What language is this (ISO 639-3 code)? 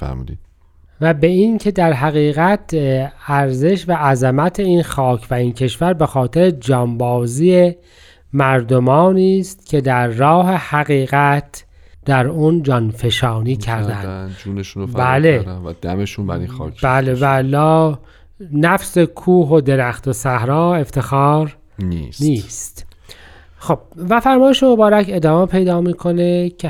fas